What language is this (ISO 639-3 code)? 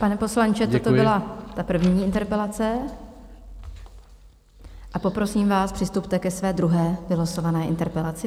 ces